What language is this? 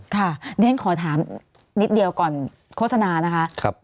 Thai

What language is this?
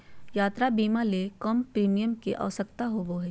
Magahi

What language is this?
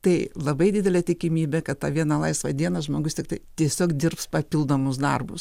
Lithuanian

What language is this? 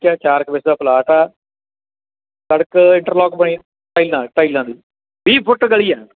Punjabi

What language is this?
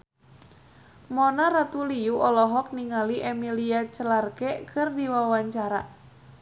Sundanese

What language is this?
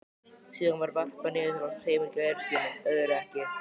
Icelandic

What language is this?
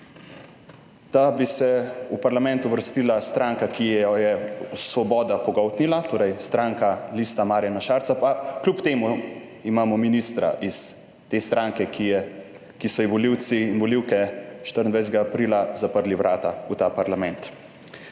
Slovenian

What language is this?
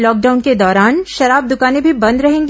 Hindi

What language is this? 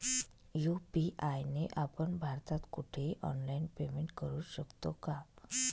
Marathi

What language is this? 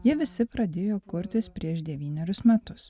Lithuanian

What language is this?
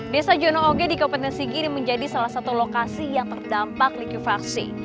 Indonesian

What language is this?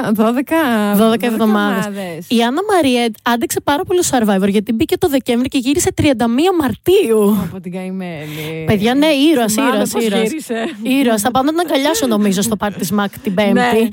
Greek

